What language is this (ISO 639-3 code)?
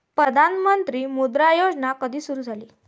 mar